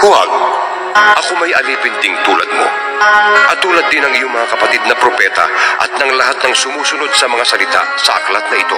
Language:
Filipino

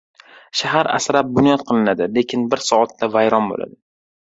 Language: Uzbek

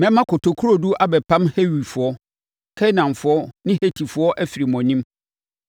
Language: Akan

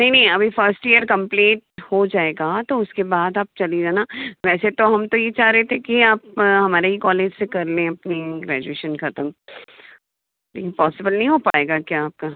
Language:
Hindi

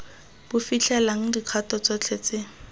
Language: Tswana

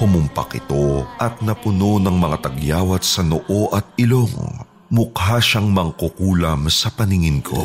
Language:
Filipino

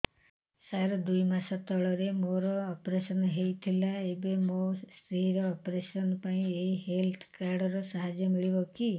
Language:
Odia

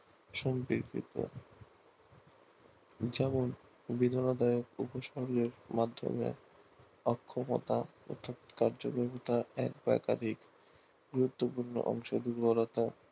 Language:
Bangla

